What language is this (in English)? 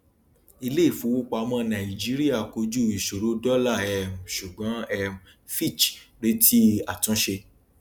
Yoruba